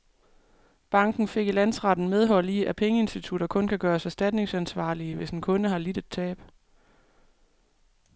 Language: Danish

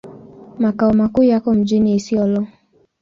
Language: Swahili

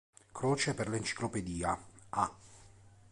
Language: Italian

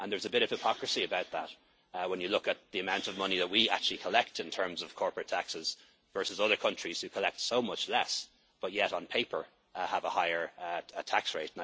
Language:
English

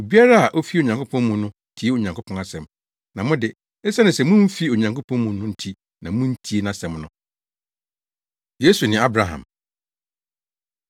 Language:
Akan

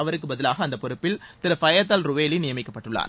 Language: Tamil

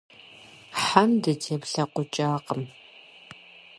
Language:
Kabardian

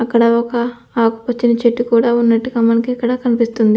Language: Telugu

